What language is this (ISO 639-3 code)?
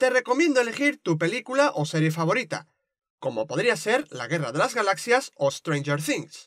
spa